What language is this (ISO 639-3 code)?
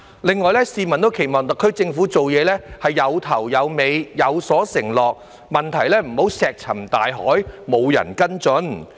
yue